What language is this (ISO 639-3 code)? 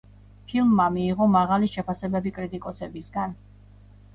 kat